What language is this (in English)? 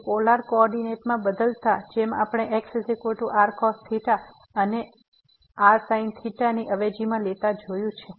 Gujarati